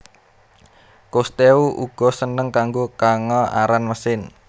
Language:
Javanese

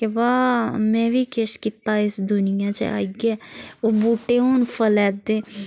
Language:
Dogri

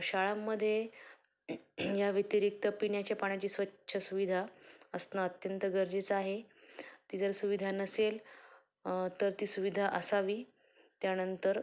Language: Marathi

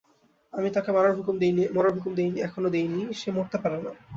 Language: Bangla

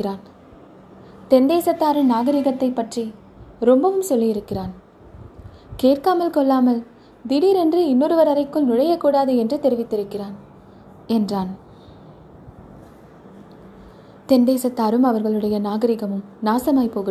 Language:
Tamil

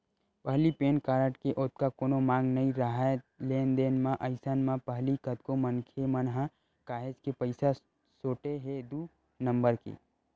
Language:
Chhattisgarhi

